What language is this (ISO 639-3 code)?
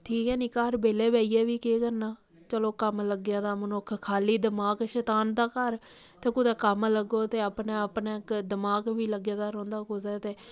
doi